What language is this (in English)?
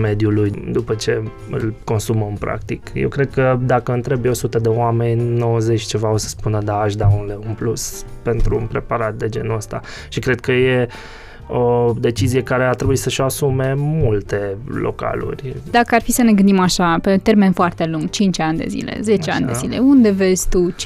Romanian